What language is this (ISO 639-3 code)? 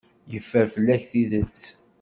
kab